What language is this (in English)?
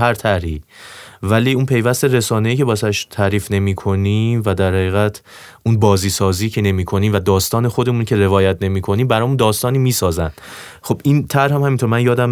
Persian